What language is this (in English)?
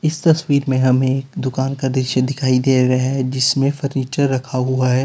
Hindi